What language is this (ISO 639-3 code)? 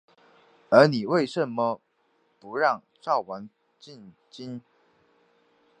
zho